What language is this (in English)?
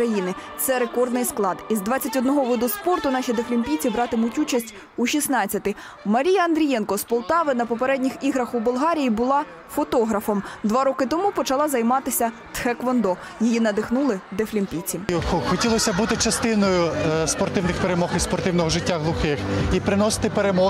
Ukrainian